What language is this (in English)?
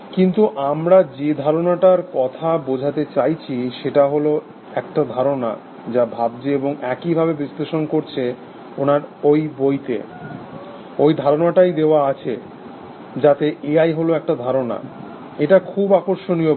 Bangla